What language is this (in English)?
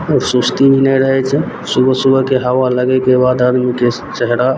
Maithili